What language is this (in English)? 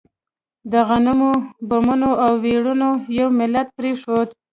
Pashto